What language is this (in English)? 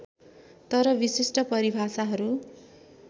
Nepali